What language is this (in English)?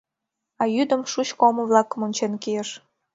Mari